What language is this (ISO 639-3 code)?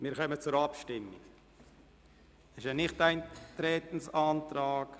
gsw